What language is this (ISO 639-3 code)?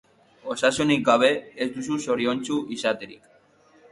eus